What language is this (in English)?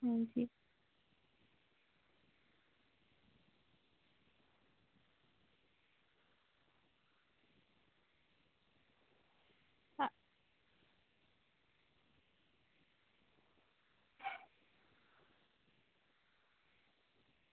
Dogri